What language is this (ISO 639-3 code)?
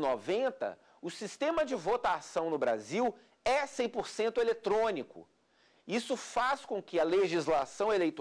por